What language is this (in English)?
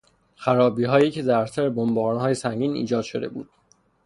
Persian